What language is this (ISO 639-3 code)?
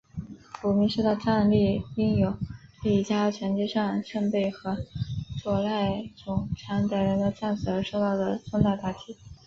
zho